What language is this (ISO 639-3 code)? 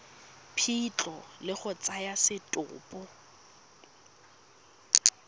tsn